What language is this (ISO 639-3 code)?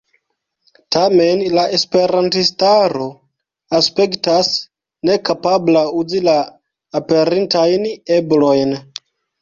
epo